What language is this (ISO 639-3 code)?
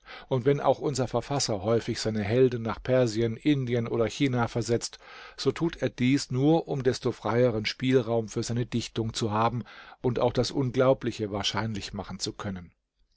deu